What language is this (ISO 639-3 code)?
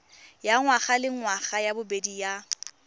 tsn